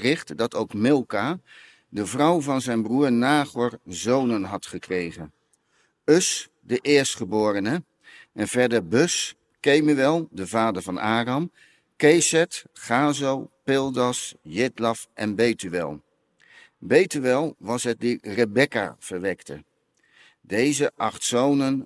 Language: Dutch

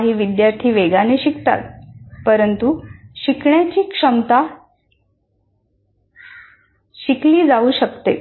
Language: Marathi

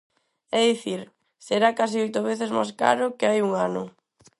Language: Galician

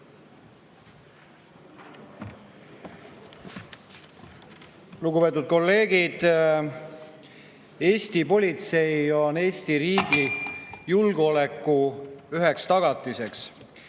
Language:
Estonian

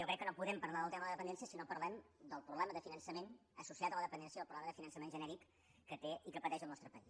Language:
Catalan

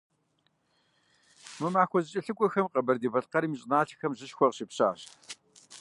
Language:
Kabardian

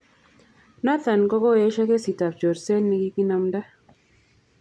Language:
Kalenjin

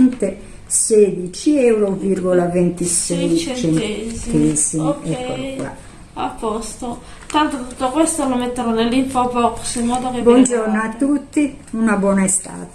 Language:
Italian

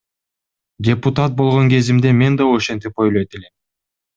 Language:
Kyrgyz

